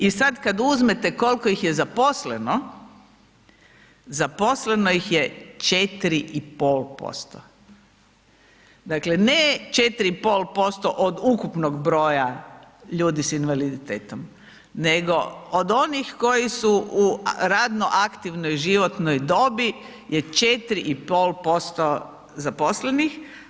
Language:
Croatian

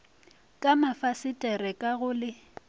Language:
Northern Sotho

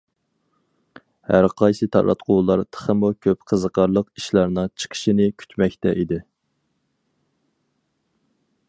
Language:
Uyghur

